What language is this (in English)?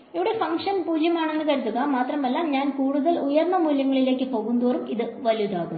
Malayalam